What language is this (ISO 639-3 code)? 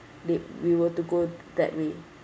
eng